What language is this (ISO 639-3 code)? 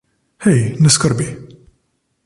slv